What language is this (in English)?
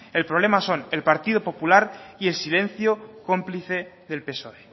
Spanish